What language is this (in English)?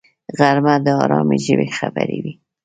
Pashto